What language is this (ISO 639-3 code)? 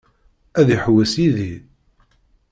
kab